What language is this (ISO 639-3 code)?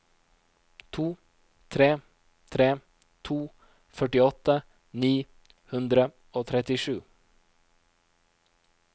nor